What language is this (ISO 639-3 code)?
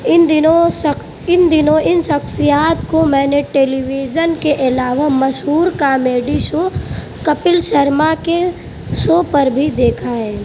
urd